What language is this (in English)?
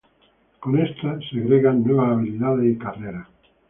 Spanish